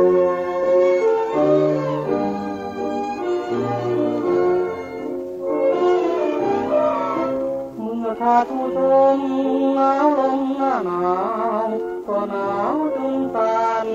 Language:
Thai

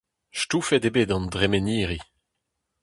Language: Breton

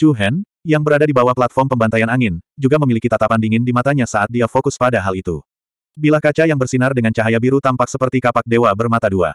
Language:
Indonesian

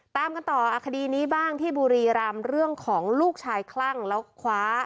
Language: Thai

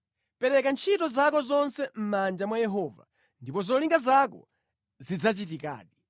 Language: Nyanja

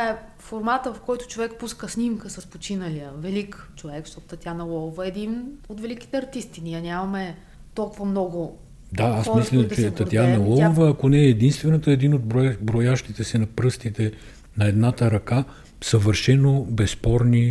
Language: Bulgarian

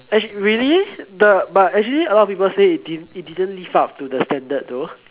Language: English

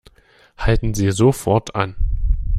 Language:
German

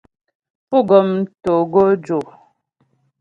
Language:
Ghomala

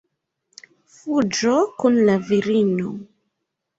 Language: Esperanto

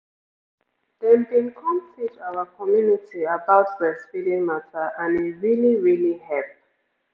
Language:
Nigerian Pidgin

